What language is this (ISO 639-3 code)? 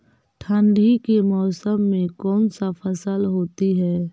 mag